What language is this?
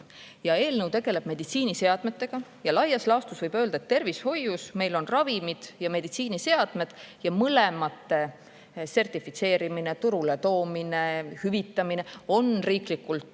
Estonian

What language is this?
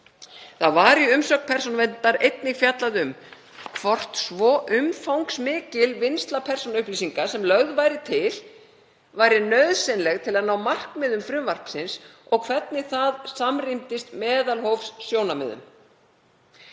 Icelandic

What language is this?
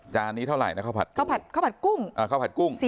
Thai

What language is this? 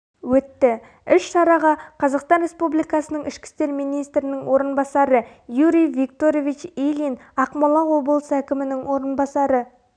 Kazakh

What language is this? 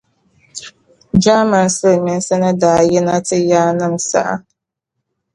Dagbani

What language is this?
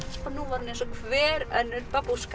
Icelandic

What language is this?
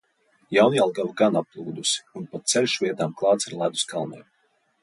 Latvian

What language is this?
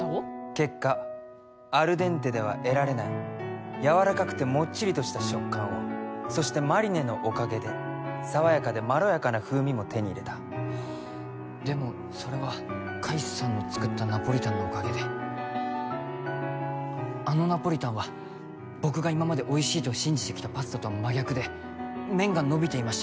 Japanese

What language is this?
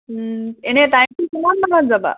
Assamese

